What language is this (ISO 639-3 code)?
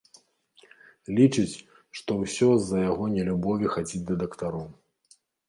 bel